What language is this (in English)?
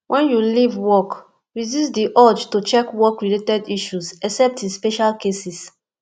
Nigerian Pidgin